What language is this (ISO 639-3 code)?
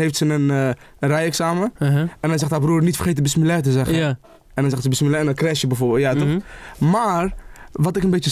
nld